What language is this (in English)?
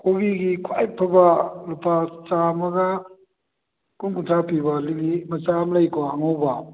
Manipuri